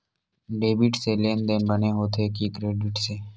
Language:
Chhattisgarhi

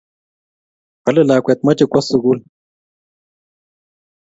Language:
Kalenjin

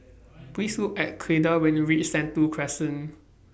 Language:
English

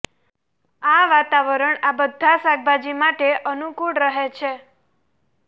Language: Gujarati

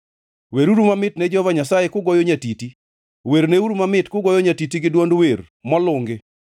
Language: Luo (Kenya and Tanzania)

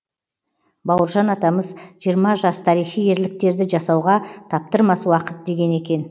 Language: Kazakh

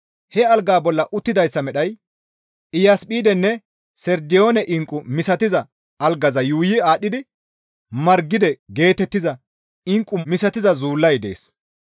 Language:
Gamo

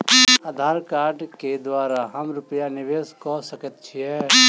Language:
Maithili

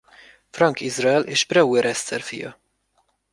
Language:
Hungarian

